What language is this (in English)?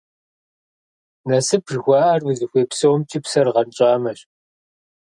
Kabardian